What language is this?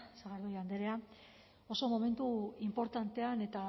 Basque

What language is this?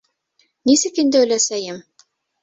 Bashkir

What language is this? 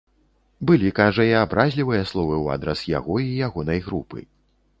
Belarusian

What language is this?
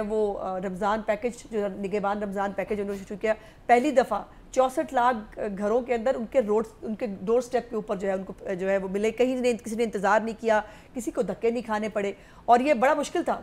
Hindi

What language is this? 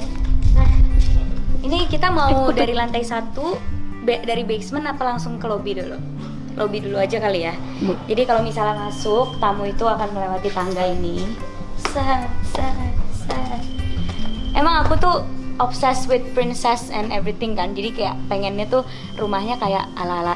Indonesian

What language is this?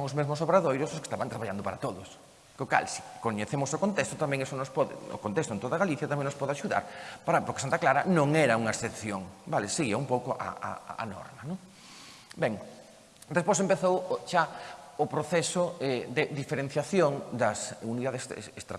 Spanish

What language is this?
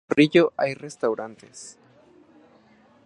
Spanish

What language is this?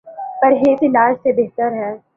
Urdu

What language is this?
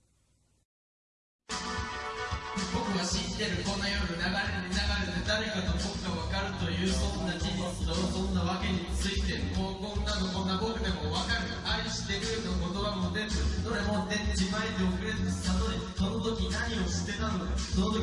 Japanese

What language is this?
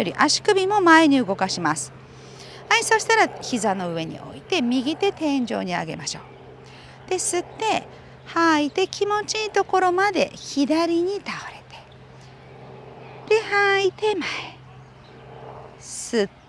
Japanese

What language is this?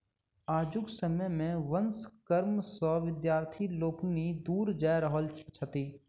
Maithili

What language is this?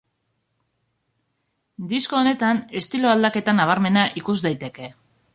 Basque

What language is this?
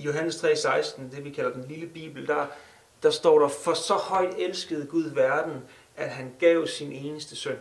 Danish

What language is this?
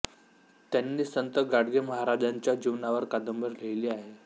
Marathi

